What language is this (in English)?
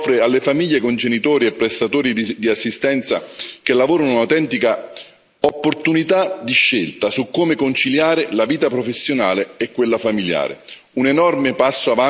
Italian